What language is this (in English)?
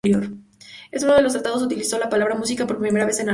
Spanish